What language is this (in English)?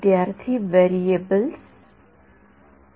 Marathi